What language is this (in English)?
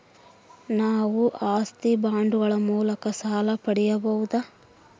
Kannada